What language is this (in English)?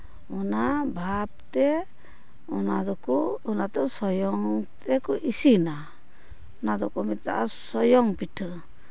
Santali